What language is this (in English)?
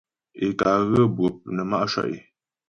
Ghomala